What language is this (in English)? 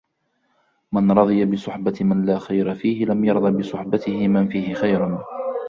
Arabic